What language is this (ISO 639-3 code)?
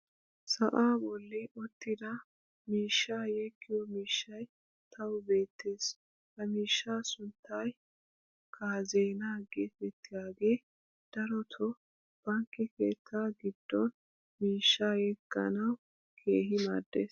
wal